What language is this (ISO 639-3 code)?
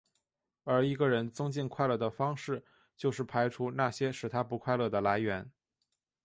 zho